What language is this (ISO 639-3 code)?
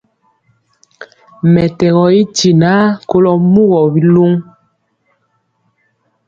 mcx